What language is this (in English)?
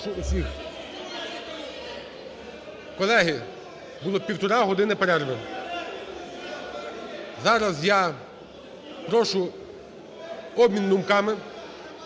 Ukrainian